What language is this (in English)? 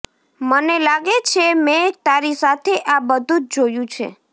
Gujarati